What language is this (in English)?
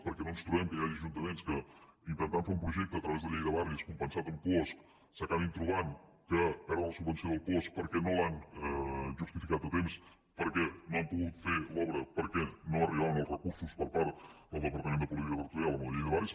Catalan